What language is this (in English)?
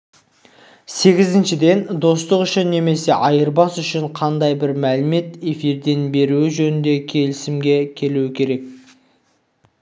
Kazakh